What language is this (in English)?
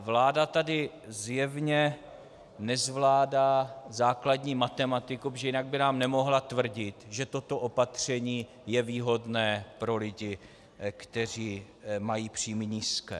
Czech